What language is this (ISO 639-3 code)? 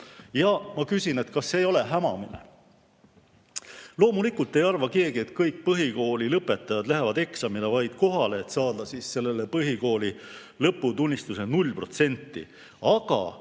est